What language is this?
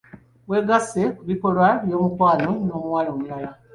Ganda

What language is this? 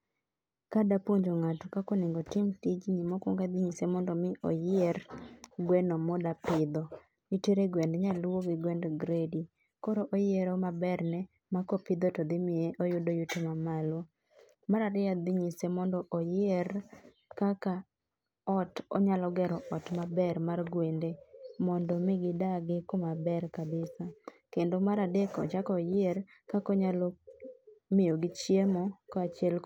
Luo (Kenya and Tanzania)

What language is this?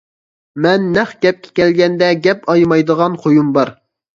Uyghur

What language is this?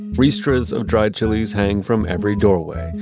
English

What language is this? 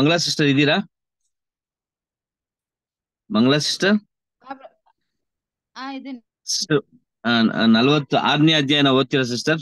Kannada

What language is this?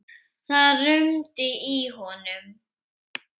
Icelandic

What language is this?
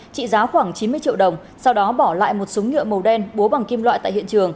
Vietnamese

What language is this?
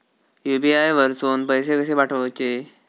Marathi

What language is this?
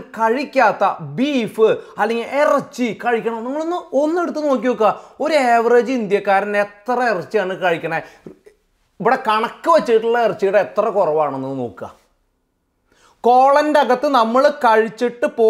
Malayalam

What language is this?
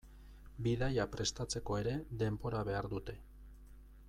Basque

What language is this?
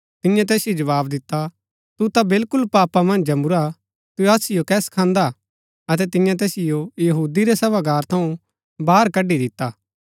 Gaddi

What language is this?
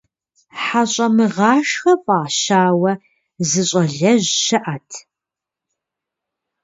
Kabardian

